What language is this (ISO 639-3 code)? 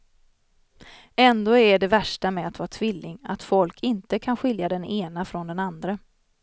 swe